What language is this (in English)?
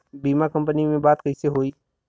Bhojpuri